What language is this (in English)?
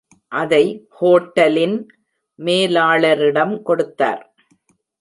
Tamil